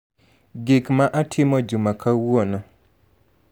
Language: Luo (Kenya and Tanzania)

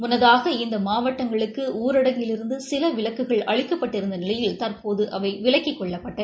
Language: Tamil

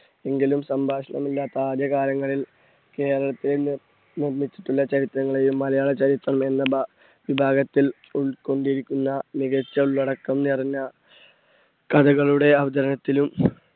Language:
Malayalam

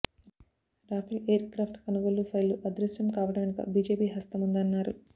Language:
Telugu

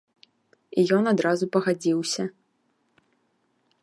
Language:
Belarusian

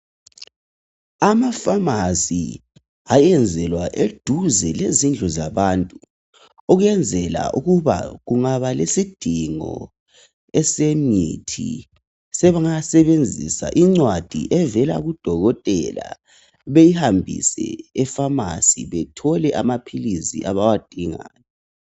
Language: North Ndebele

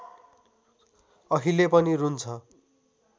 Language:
Nepali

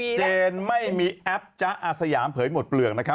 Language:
Thai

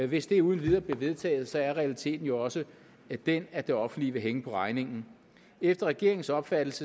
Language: Danish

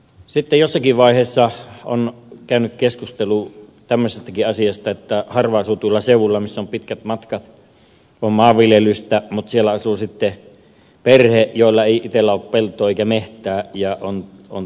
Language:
Finnish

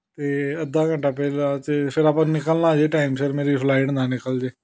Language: Punjabi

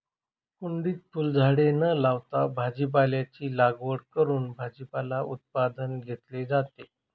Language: Marathi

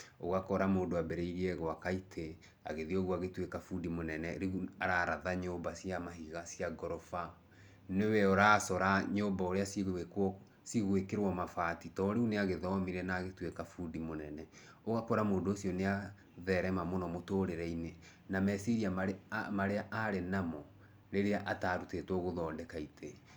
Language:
Kikuyu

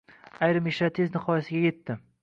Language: Uzbek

